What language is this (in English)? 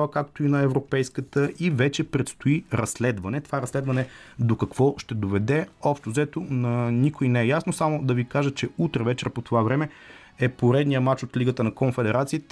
Bulgarian